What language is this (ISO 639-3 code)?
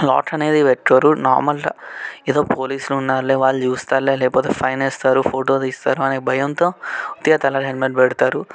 tel